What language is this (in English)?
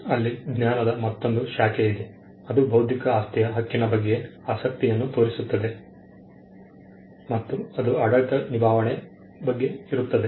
Kannada